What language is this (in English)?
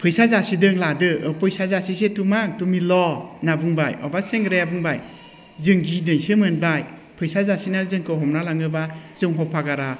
Bodo